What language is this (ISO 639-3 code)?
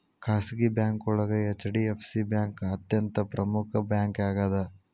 kan